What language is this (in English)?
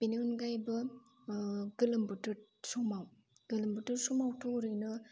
Bodo